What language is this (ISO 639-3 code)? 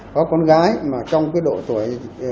vie